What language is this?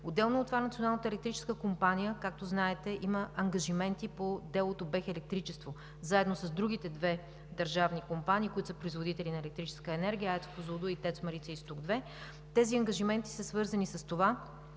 Bulgarian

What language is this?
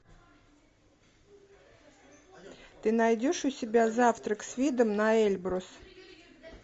Russian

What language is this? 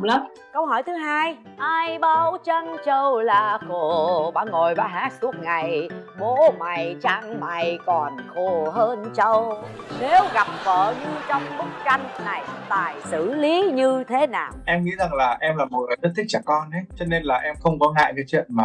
Vietnamese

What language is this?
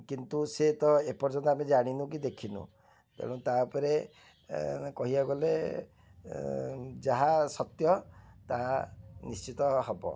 Odia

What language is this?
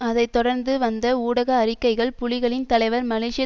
Tamil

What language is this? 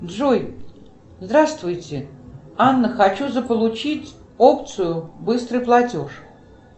Russian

